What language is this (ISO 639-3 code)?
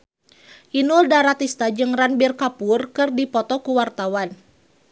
sun